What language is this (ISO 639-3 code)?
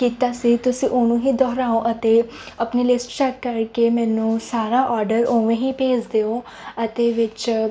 pan